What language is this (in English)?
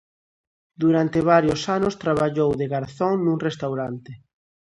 Galician